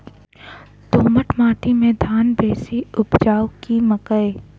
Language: Maithili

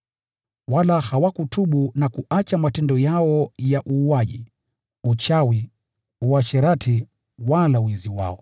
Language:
Swahili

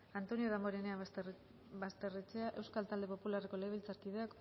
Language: Basque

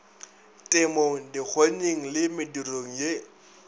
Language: Northern Sotho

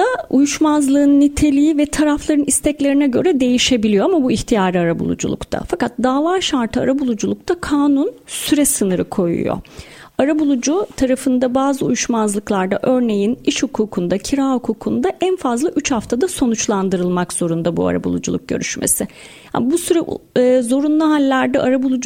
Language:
Turkish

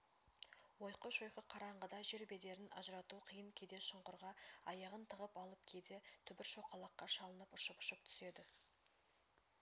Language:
Kazakh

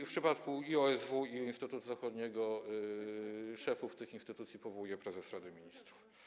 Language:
Polish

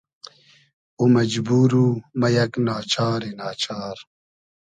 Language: Hazaragi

